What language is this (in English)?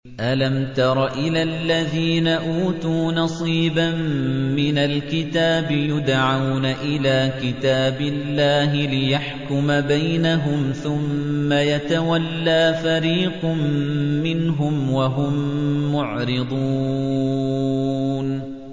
Arabic